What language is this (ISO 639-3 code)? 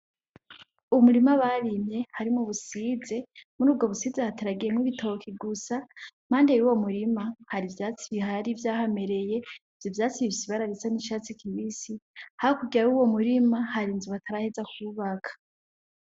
run